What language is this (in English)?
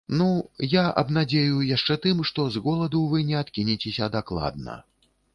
Belarusian